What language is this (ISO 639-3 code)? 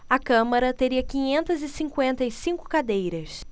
por